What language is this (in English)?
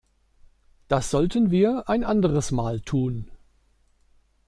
German